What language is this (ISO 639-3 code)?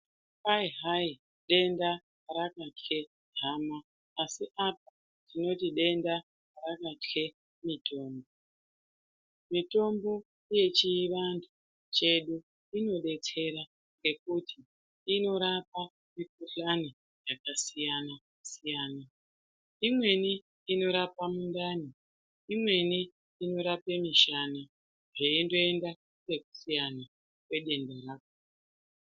ndc